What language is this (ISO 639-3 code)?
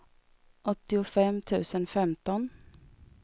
swe